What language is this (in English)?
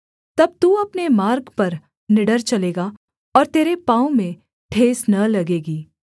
Hindi